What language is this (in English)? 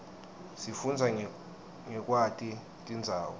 Swati